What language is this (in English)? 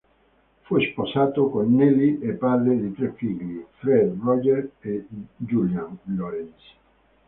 Italian